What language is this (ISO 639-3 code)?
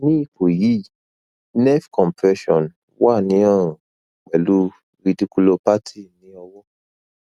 yor